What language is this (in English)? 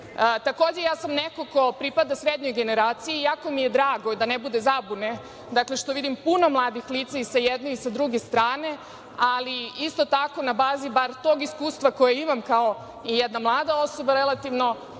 Serbian